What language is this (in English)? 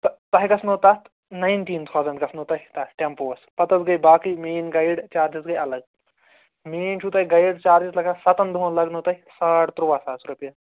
Kashmiri